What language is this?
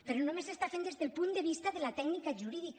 Catalan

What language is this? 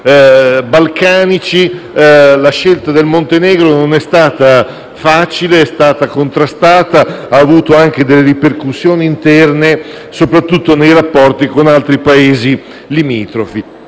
Italian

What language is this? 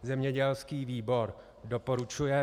Czech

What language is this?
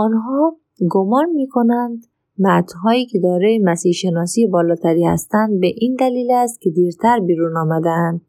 Persian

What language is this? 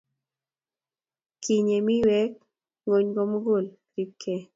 Kalenjin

